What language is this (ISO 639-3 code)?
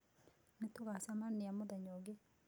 kik